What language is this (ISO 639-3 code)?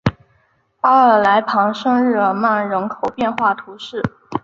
zho